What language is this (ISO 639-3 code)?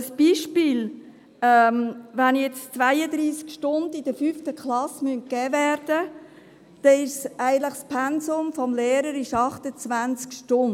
gsw